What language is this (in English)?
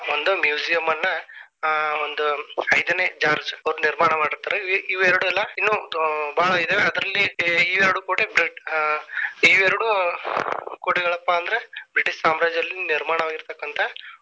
Kannada